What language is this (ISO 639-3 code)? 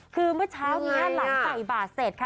tha